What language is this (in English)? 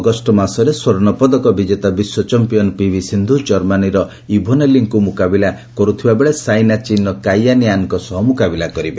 Odia